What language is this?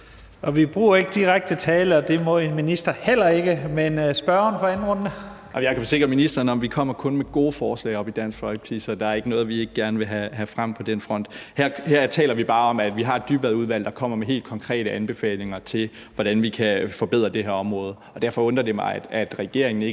Danish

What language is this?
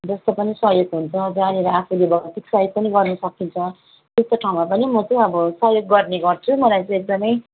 Nepali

